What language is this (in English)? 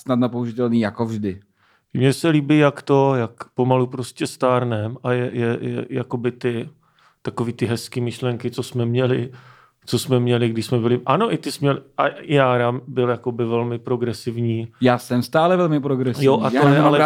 Czech